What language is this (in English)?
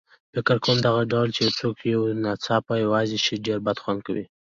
Pashto